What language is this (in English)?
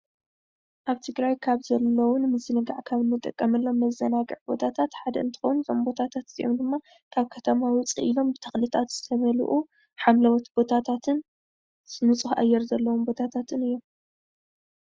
Tigrinya